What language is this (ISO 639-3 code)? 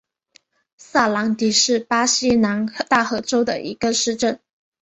zho